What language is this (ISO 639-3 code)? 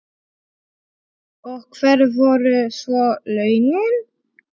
isl